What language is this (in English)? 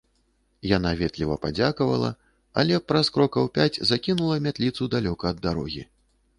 Belarusian